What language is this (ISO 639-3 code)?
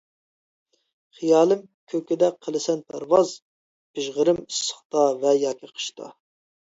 uig